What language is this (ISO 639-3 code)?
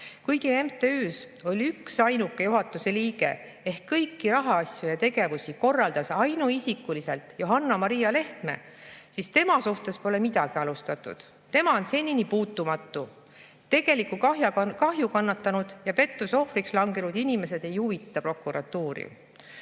est